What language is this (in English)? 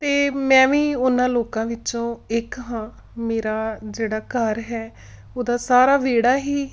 Punjabi